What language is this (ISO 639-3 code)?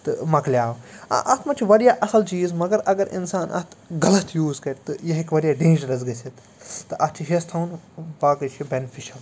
kas